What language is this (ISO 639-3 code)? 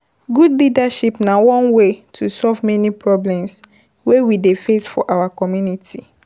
pcm